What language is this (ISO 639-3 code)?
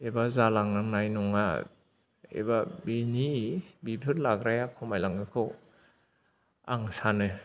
brx